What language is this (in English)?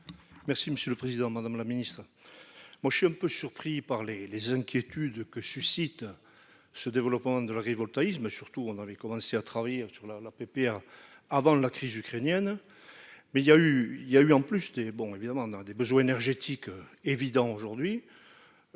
French